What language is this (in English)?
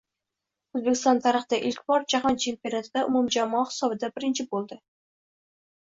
Uzbek